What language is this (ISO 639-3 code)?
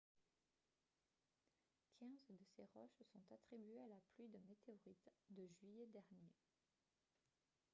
fra